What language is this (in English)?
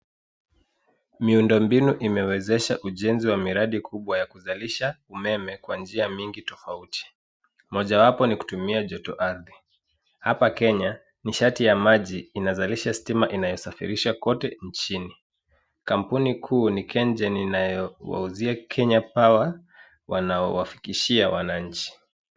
Swahili